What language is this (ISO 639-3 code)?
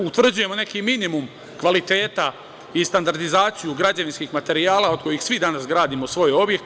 srp